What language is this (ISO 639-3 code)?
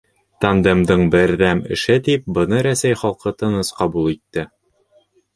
bak